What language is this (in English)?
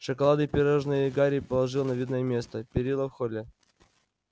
Russian